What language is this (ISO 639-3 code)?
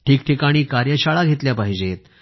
mar